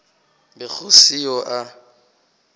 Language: Northern Sotho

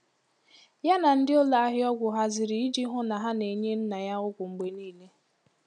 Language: Igbo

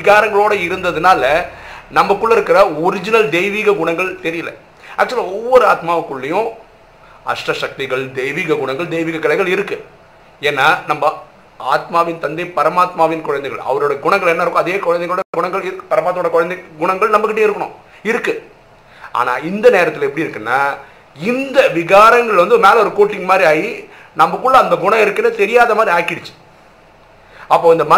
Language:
Tamil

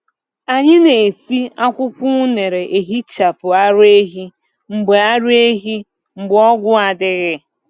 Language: Igbo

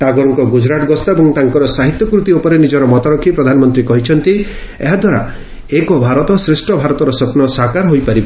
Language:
Odia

